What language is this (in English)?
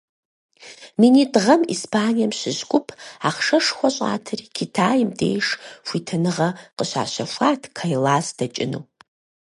Kabardian